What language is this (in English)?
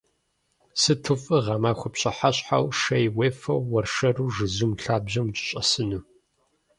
Kabardian